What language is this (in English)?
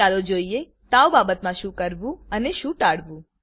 Gujarati